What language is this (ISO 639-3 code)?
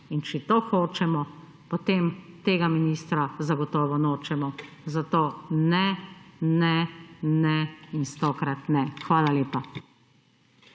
slv